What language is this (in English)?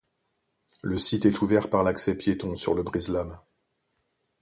French